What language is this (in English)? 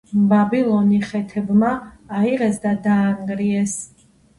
Georgian